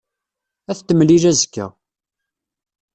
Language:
Kabyle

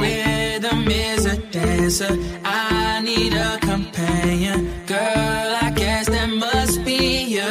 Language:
English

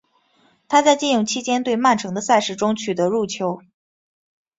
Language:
Chinese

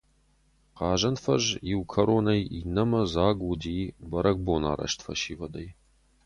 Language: Ossetic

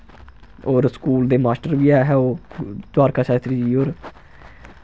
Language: Dogri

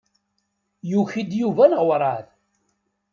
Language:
Kabyle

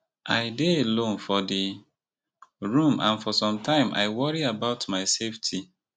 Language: Nigerian Pidgin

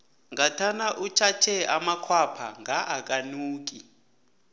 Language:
South Ndebele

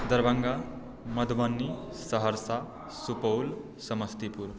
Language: Maithili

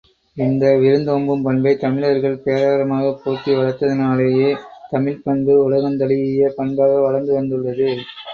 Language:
Tamil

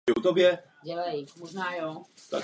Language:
Czech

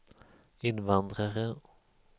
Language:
Swedish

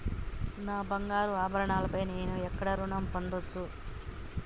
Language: Telugu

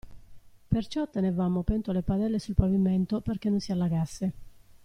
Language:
Italian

